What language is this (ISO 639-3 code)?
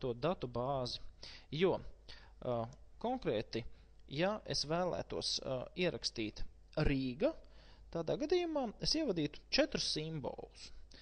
lav